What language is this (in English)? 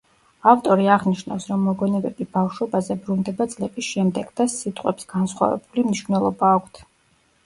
Georgian